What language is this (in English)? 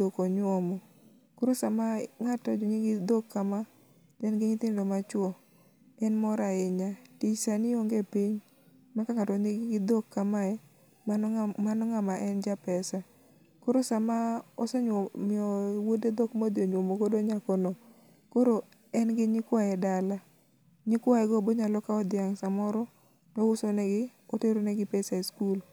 Luo (Kenya and Tanzania)